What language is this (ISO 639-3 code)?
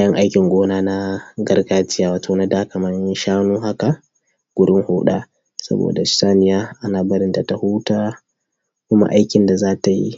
hau